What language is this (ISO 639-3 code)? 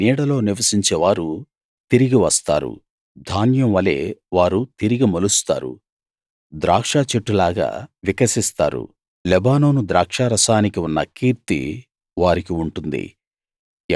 tel